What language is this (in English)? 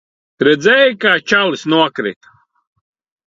Latvian